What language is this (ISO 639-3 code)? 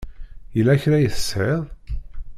kab